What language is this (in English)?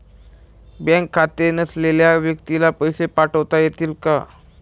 Marathi